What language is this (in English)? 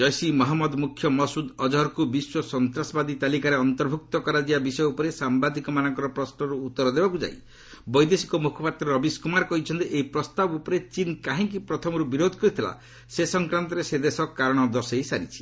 Odia